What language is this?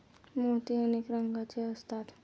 Marathi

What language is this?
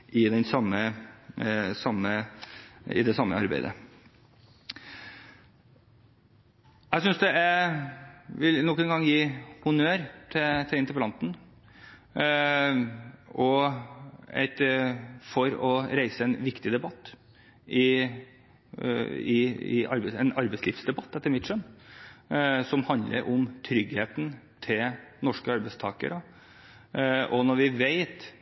Norwegian Bokmål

